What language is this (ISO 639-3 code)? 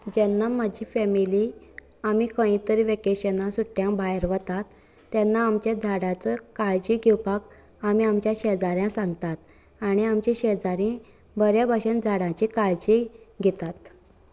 kok